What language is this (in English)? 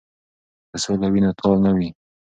Pashto